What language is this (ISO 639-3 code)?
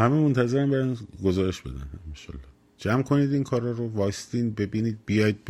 fas